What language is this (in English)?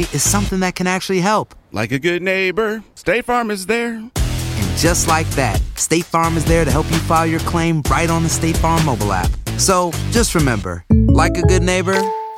Spanish